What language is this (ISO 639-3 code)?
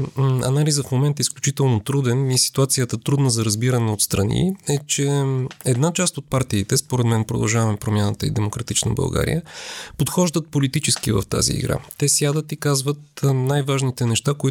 bul